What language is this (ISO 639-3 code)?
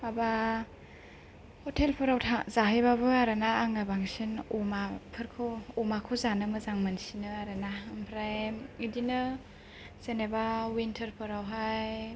brx